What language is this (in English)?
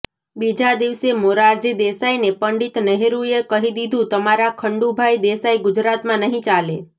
Gujarati